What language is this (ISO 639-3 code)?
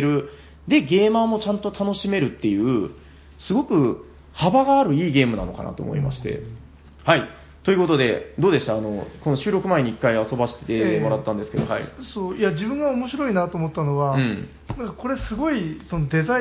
jpn